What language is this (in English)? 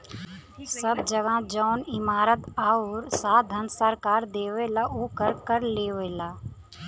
Bhojpuri